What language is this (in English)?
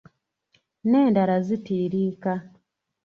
Ganda